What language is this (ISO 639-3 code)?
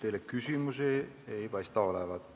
est